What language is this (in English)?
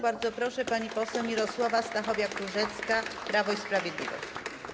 Polish